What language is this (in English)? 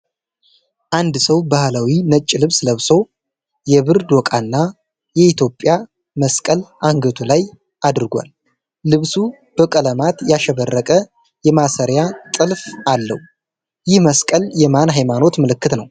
Amharic